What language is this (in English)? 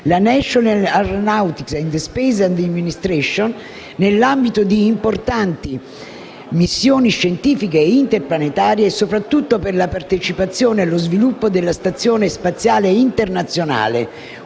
Italian